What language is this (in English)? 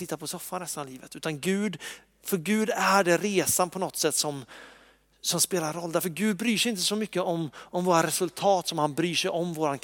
Swedish